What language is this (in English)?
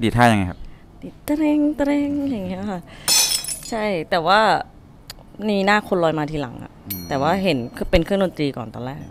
Thai